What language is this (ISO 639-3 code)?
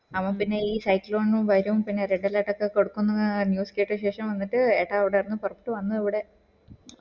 mal